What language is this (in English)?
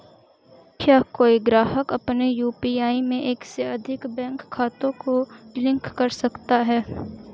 Hindi